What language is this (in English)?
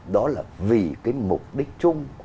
Vietnamese